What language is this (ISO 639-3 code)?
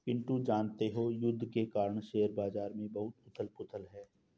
hin